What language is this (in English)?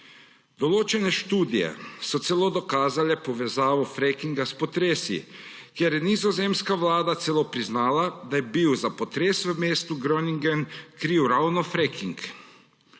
Slovenian